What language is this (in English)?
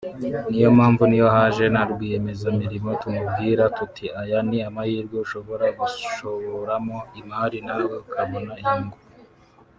Kinyarwanda